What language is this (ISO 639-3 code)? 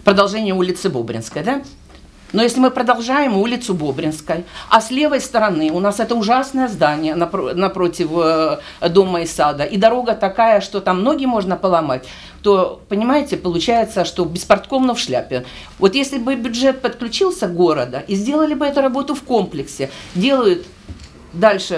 rus